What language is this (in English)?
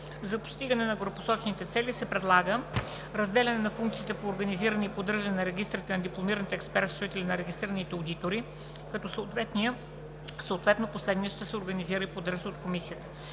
Bulgarian